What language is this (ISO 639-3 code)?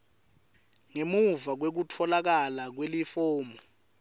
ssw